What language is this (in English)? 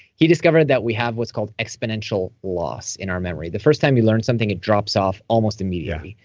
English